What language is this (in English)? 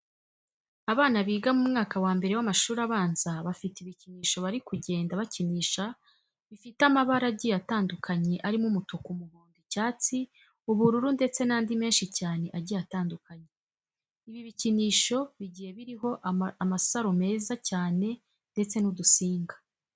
Kinyarwanda